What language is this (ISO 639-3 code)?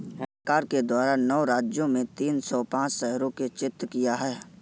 hin